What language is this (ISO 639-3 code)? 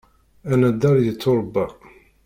kab